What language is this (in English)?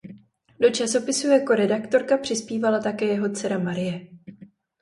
Czech